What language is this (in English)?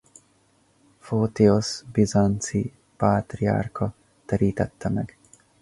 Hungarian